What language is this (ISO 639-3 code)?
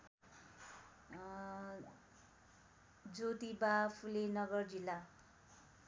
nep